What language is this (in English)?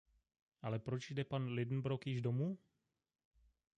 Czech